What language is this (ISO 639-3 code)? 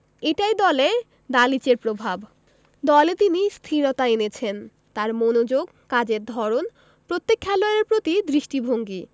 ben